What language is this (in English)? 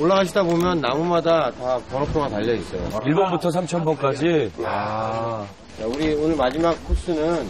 Korean